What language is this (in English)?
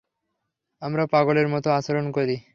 Bangla